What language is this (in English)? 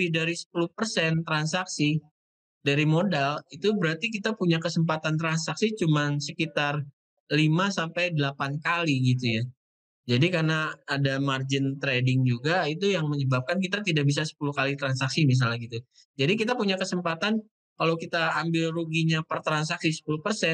Indonesian